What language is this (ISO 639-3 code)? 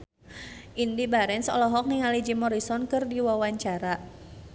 sun